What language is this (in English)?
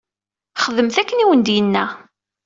Kabyle